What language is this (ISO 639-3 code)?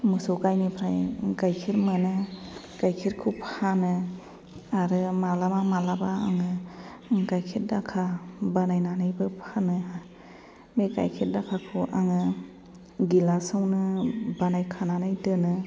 brx